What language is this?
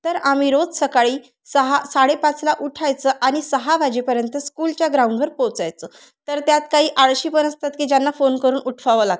Marathi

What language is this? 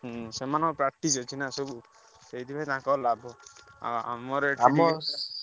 Odia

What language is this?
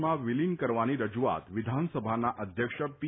Gujarati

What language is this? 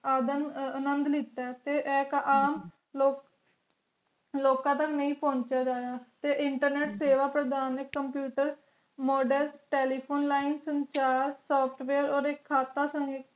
Punjabi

